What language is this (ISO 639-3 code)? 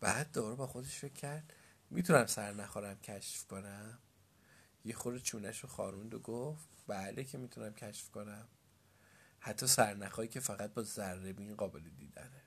fas